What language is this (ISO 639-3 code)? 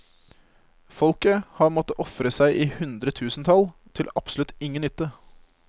nor